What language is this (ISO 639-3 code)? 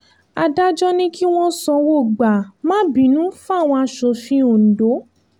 yor